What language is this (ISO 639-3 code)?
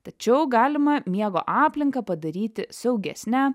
lit